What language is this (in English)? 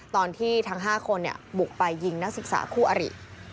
Thai